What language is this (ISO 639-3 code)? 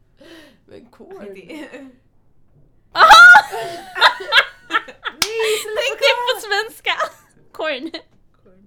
swe